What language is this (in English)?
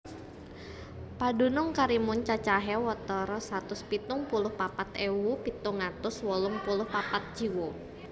Javanese